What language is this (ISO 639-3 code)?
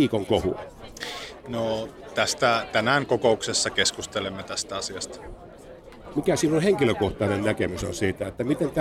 fin